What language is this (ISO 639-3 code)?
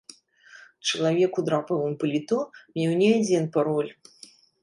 bel